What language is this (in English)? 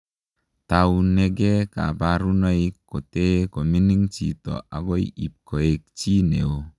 Kalenjin